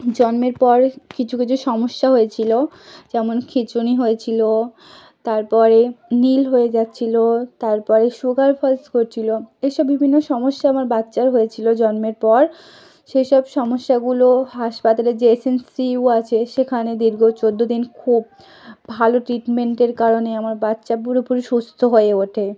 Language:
Bangla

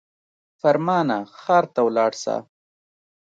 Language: Pashto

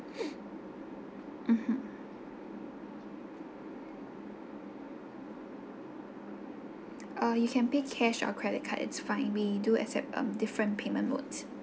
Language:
English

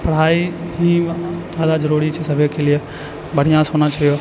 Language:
Maithili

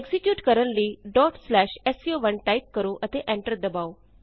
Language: Punjabi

